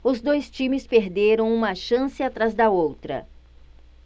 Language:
Portuguese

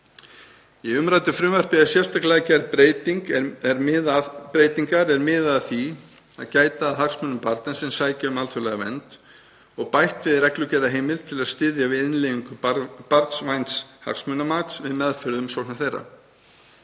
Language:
Icelandic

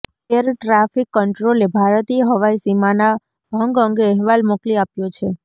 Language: Gujarati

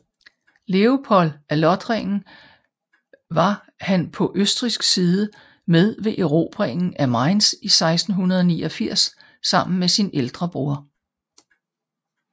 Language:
Danish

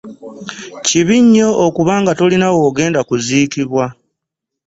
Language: Ganda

